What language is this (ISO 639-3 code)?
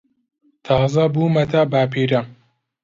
ckb